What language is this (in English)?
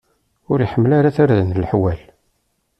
Kabyle